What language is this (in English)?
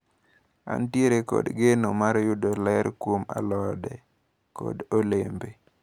Luo (Kenya and Tanzania)